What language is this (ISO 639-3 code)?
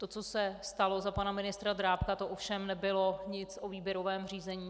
ces